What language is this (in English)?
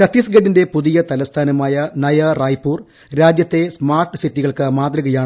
Malayalam